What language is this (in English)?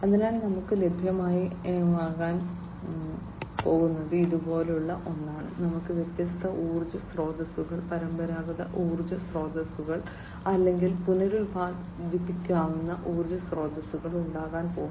Malayalam